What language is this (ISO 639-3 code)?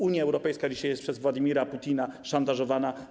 pol